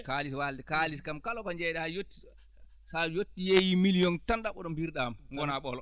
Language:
Fula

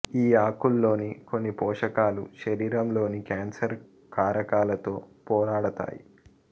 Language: Telugu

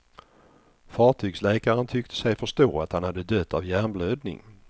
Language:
Swedish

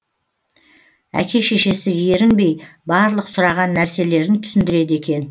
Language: Kazakh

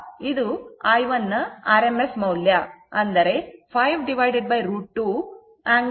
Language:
Kannada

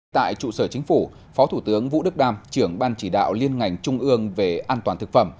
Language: Vietnamese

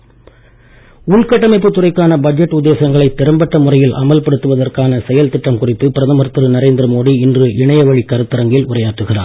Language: Tamil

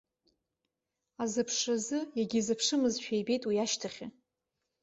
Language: Abkhazian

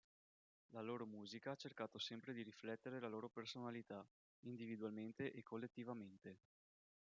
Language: Italian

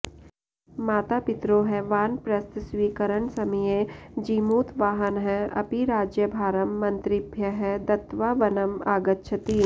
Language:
Sanskrit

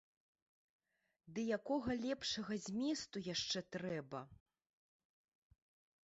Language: Belarusian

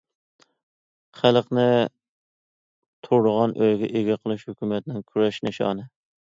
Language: Uyghur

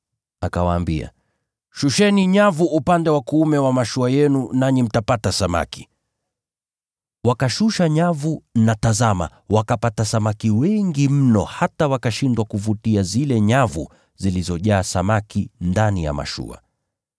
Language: Swahili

